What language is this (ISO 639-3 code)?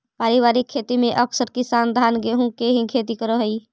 mag